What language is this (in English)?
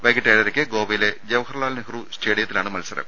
Malayalam